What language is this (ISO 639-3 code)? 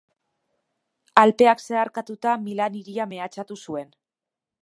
eus